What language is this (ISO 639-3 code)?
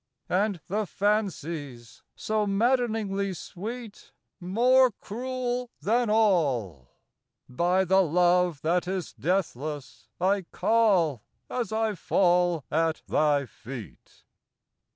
eng